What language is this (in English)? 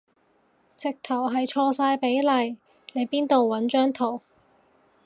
Cantonese